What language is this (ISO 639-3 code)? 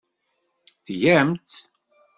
kab